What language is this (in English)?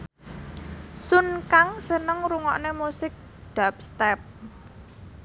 Javanese